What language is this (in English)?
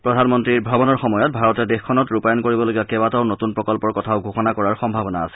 Assamese